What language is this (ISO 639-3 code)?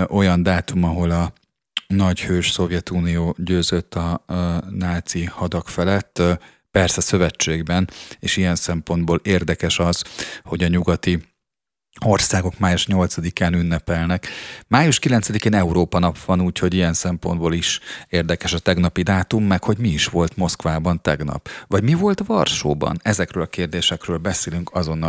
hun